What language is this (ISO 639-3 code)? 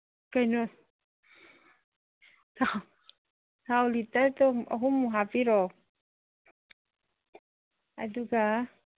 mni